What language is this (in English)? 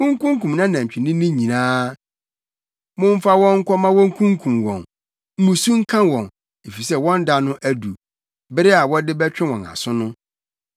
Akan